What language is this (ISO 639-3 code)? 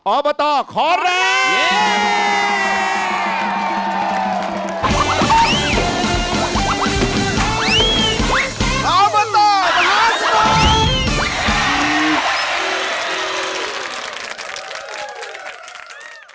tha